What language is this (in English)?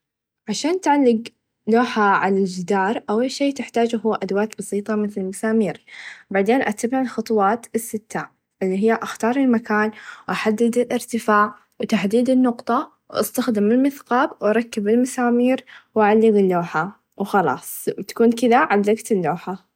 Najdi Arabic